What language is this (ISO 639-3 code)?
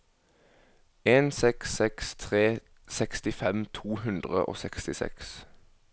nor